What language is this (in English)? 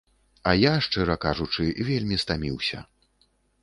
Belarusian